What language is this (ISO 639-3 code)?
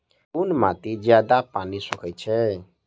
mai